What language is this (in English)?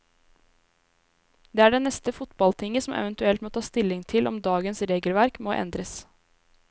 Norwegian